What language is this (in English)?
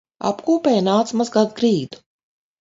Latvian